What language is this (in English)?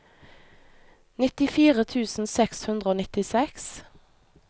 Norwegian